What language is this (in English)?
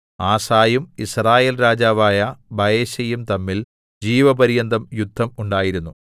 Malayalam